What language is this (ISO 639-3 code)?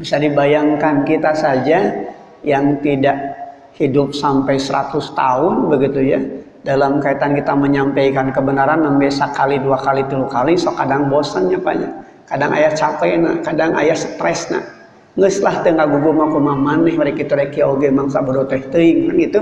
ind